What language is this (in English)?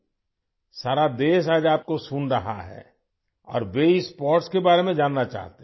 Urdu